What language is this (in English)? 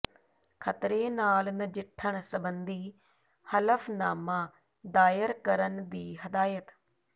Punjabi